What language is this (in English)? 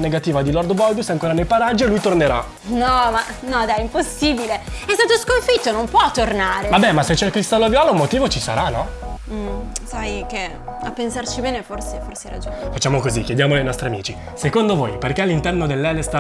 Italian